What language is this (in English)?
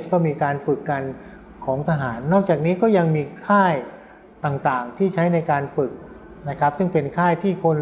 Thai